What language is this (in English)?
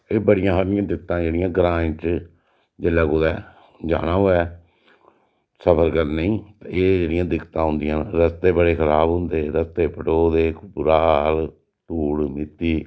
Dogri